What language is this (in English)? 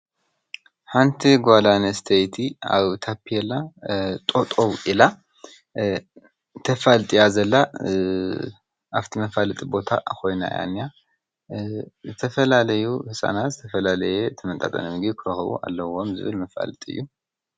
Tigrinya